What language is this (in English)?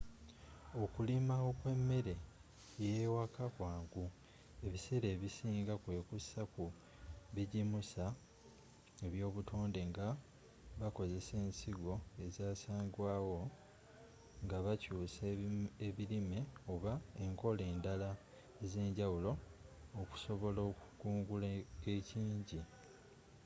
Ganda